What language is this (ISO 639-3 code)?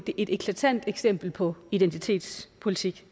dan